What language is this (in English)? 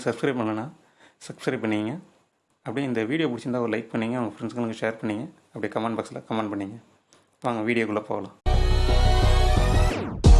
Tamil